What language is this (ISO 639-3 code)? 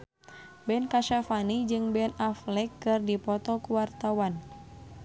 sun